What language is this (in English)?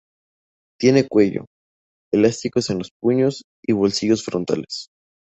Spanish